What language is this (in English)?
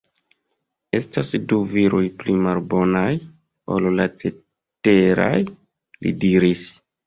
Esperanto